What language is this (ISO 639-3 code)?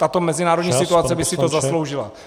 ces